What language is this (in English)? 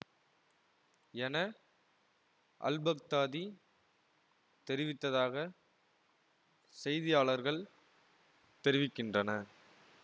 Tamil